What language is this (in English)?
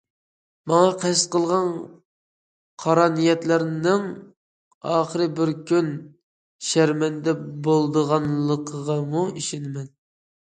Uyghur